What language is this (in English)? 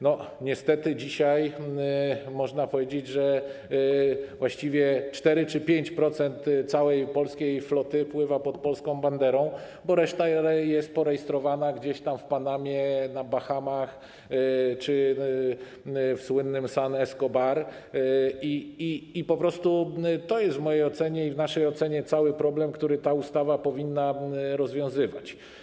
Polish